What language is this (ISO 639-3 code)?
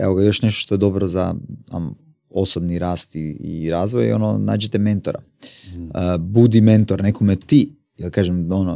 hrv